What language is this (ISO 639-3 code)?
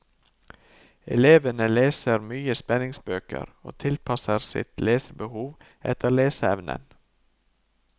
nor